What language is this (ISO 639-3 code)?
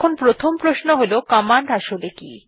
ben